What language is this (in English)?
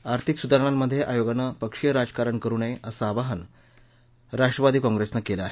Marathi